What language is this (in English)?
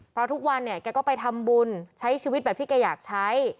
Thai